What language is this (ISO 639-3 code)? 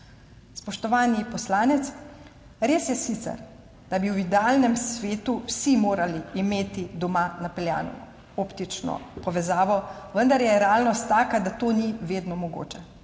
slv